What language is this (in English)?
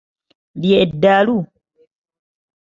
Ganda